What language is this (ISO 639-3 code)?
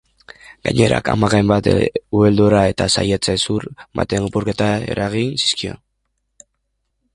eus